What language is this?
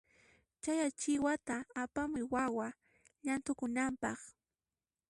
Puno Quechua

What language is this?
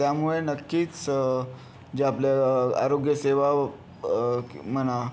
Marathi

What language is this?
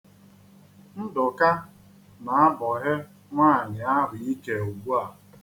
Igbo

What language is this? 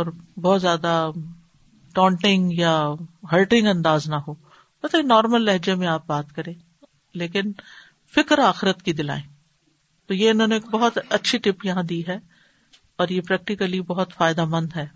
Urdu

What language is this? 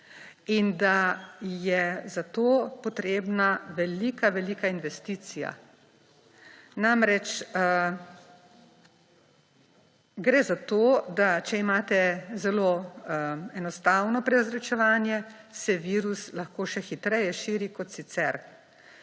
Slovenian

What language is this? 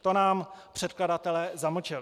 Czech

